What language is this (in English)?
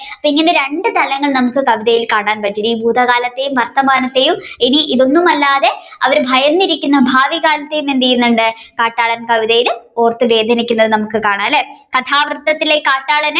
Malayalam